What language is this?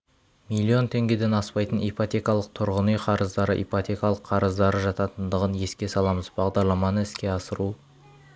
Kazakh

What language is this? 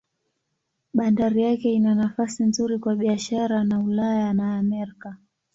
Swahili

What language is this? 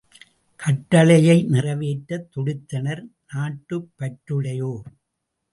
Tamil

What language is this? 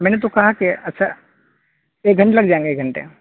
Urdu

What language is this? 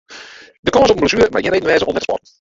Western Frisian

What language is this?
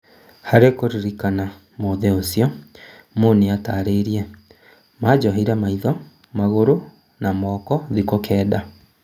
Kikuyu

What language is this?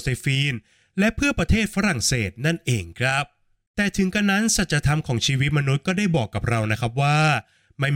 Thai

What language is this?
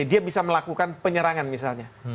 Indonesian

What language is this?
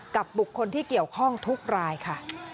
Thai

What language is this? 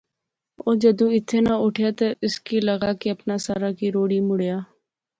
Pahari-Potwari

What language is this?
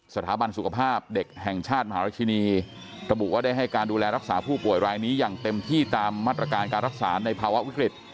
Thai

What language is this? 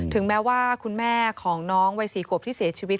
Thai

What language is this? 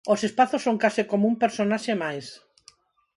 Galician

